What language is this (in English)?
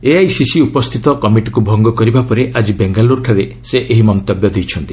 Odia